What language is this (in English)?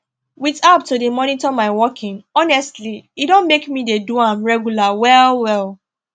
Nigerian Pidgin